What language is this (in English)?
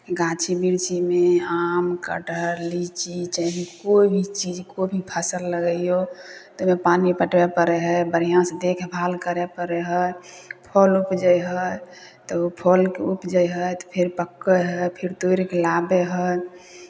Maithili